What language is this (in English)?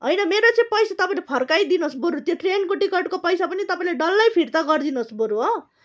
Nepali